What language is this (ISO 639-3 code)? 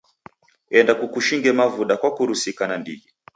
dav